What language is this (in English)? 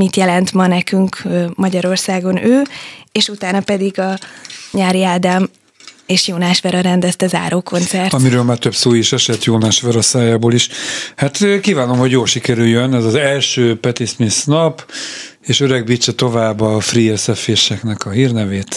Hungarian